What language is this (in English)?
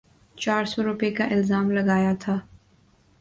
Urdu